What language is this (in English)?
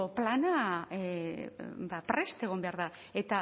Basque